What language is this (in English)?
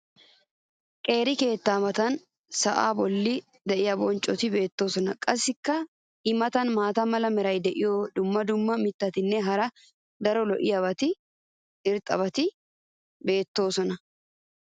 Wolaytta